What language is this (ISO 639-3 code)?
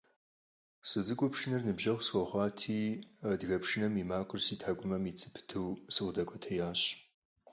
kbd